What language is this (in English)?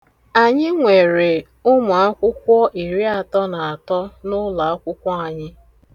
Igbo